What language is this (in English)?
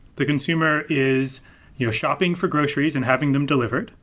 English